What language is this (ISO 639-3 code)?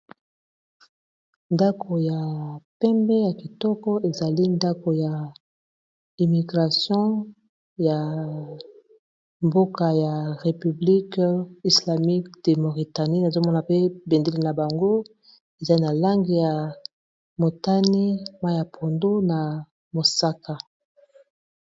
lin